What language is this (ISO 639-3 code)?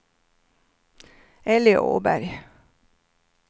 swe